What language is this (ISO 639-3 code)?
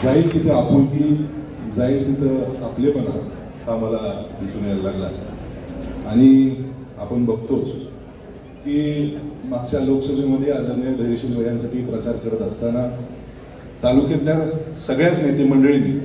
mar